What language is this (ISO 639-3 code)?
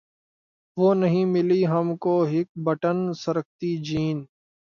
urd